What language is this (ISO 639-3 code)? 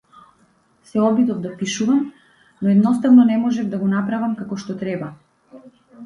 mkd